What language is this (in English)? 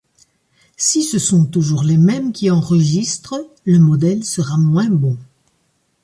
French